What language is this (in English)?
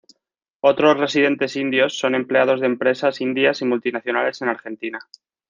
Spanish